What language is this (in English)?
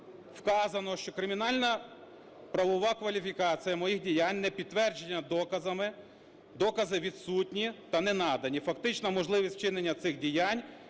Ukrainian